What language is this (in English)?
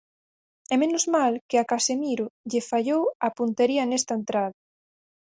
Galician